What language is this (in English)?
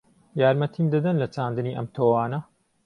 Central Kurdish